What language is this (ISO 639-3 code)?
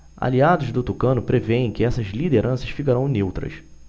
por